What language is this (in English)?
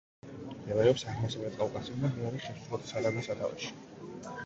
Georgian